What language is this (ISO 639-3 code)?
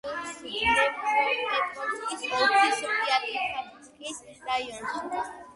kat